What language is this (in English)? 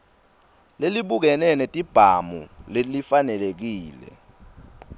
Swati